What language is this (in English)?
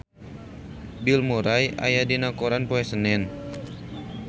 Sundanese